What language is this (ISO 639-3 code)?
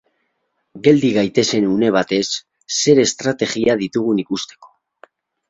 eus